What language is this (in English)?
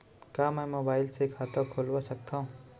Chhattisgarhi